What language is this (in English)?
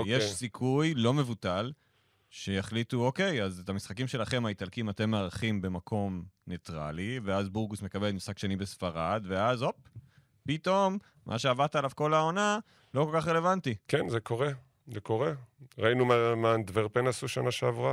Hebrew